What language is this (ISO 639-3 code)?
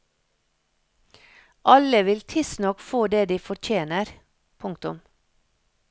nor